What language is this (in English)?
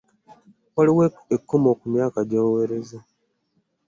Ganda